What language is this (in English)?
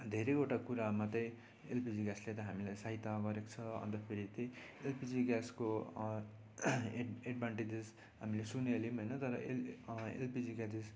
Nepali